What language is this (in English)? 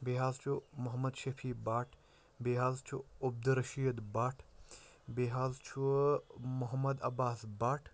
Kashmiri